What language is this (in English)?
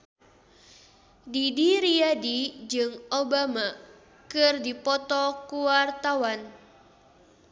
Sundanese